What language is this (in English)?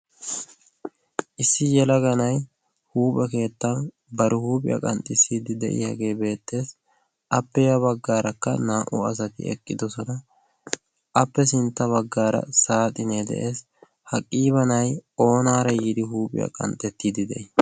Wolaytta